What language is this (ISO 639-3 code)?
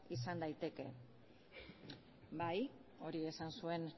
eus